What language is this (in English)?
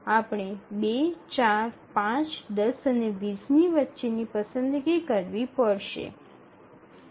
Gujarati